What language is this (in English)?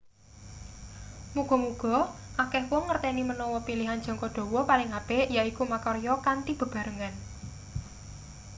Javanese